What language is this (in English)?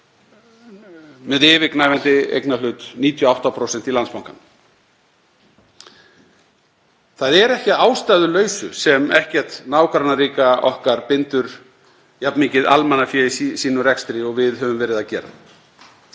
Icelandic